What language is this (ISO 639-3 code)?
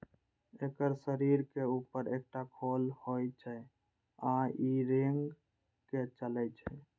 mai